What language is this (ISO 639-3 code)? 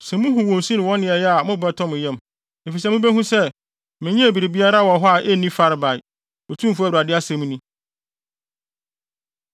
aka